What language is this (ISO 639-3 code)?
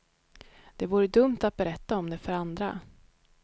swe